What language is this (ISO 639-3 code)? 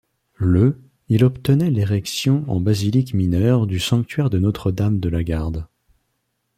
fra